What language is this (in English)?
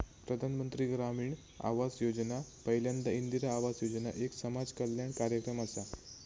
Marathi